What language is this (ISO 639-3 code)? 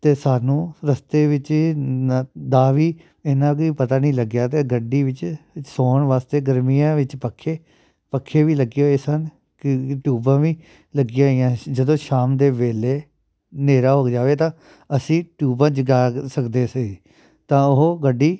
pan